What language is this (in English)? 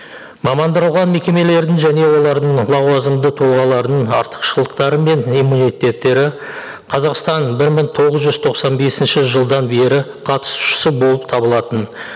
Kazakh